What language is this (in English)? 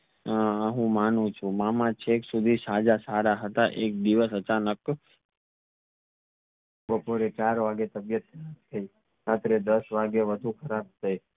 Gujarati